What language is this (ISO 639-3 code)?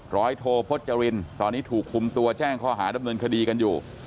tha